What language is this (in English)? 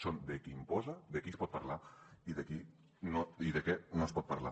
Catalan